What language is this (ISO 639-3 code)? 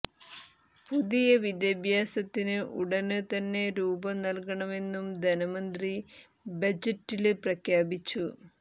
mal